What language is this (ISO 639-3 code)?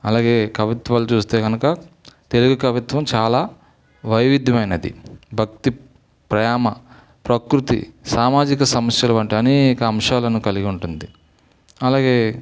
tel